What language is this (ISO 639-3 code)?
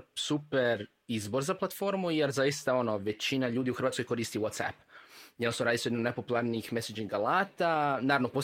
hrv